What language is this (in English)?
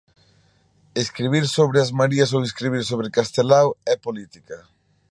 Galician